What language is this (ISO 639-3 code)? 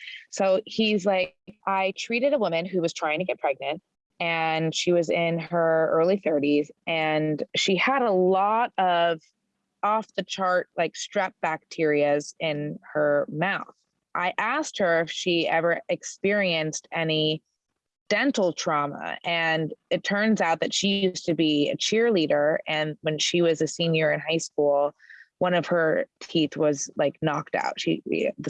eng